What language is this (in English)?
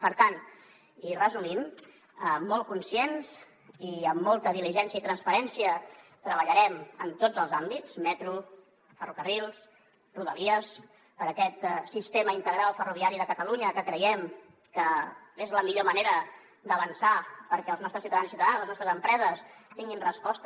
Catalan